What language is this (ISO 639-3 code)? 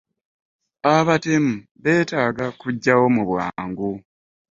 lug